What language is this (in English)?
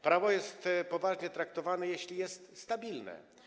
Polish